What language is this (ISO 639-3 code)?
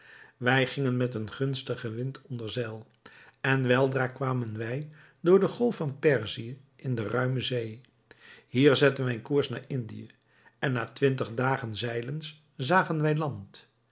nld